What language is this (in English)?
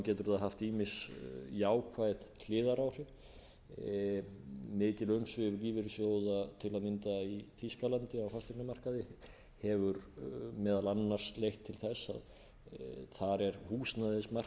Icelandic